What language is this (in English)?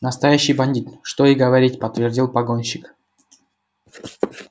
Russian